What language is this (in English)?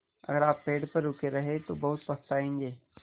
Hindi